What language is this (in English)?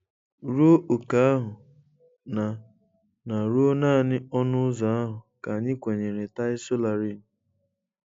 Igbo